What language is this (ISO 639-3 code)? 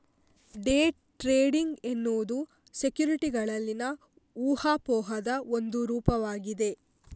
kan